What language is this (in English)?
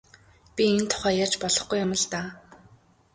Mongolian